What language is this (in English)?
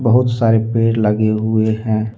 Hindi